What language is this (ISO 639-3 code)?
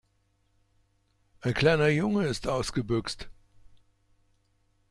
deu